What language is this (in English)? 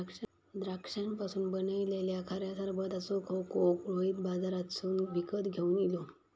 Marathi